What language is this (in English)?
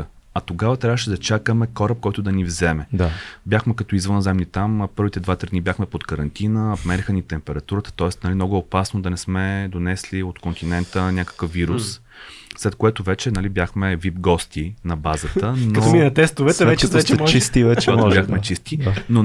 Bulgarian